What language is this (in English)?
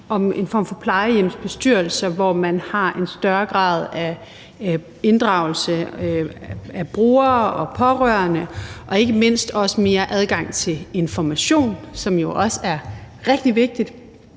Danish